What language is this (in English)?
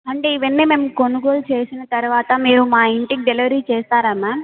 Telugu